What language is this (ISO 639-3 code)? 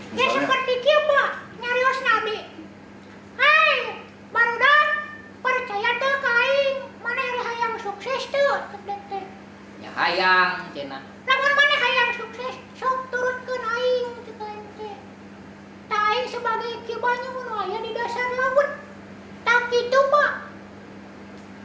ind